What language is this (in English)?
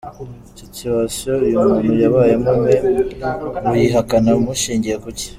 Kinyarwanda